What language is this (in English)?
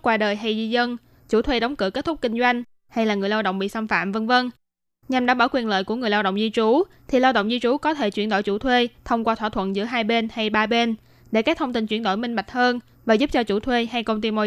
Vietnamese